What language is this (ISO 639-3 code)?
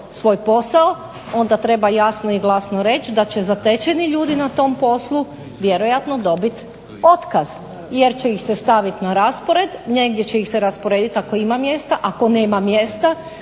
hrv